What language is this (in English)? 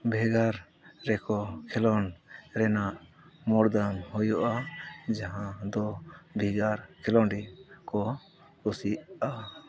Santali